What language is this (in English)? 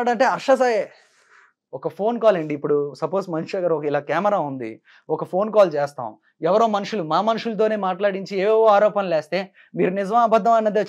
Telugu